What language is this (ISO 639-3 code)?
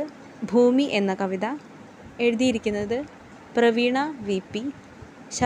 mal